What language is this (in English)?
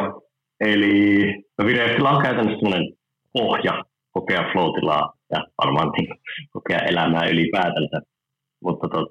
Finnish